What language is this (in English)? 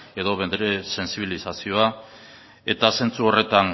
Basque